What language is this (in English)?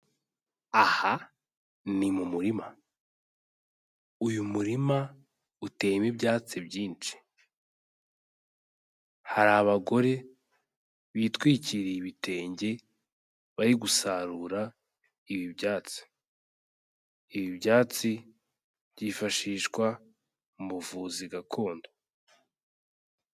Kinyarwanda